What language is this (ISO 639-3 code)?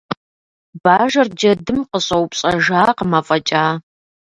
kbd